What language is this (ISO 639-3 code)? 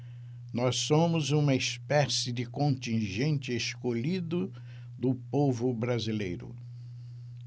por